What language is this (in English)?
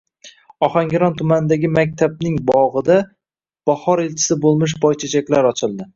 Uzbek